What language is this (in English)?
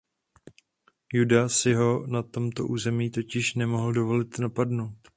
Czech